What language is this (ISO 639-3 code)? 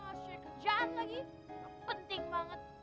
ind